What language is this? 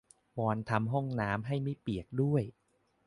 Thai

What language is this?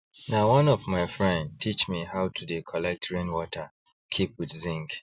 Nigerian Pidgin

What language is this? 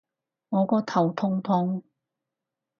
Cantonese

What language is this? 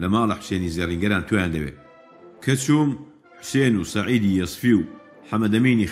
Persian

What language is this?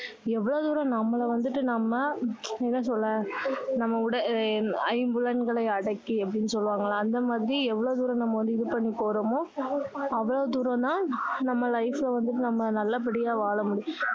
Tamil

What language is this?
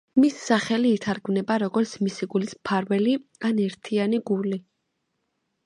Georgian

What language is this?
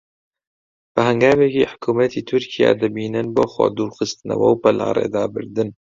Central Kurdish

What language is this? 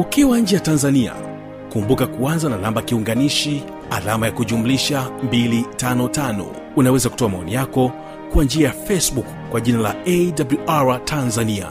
Swahili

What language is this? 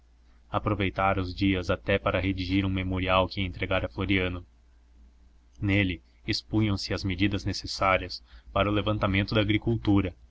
Portuguese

